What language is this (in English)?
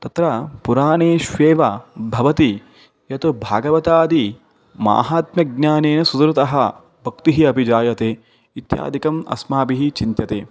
Sanskrit